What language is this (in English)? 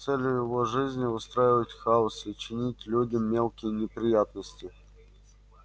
Russian